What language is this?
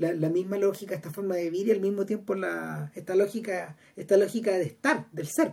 Spanish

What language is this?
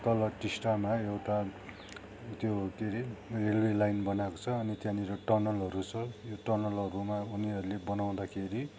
Nepali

